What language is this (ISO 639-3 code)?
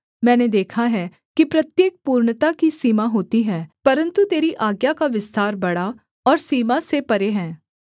hin